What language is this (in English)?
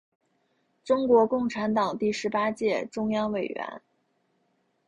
Chinese